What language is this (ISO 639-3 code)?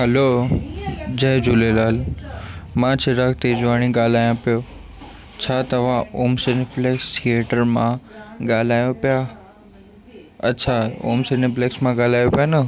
snd